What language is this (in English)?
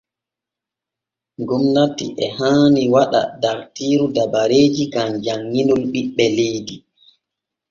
Borgu Fulfulde